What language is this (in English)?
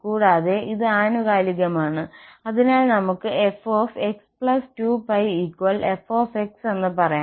Malayalam